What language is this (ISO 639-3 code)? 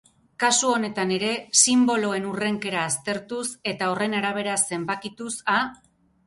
eus